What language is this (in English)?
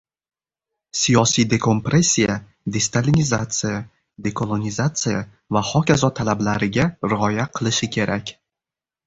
Uzbek